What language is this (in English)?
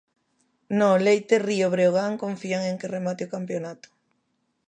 Galician